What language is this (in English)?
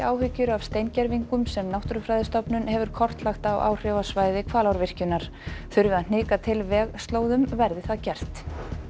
Icelandic